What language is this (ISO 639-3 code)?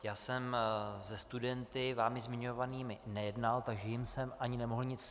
ces